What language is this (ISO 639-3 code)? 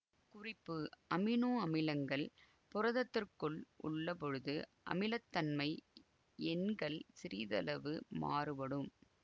tam